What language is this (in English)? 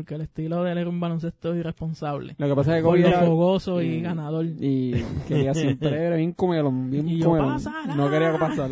Spanish